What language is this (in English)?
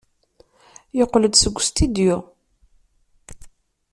Kabyle